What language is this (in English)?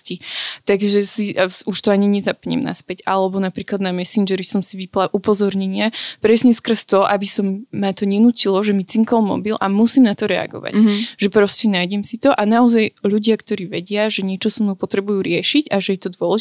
Slovak